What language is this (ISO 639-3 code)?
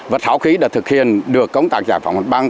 vie